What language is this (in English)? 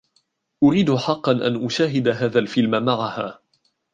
Arabic